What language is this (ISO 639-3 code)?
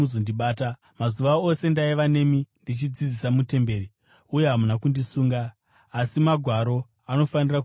sna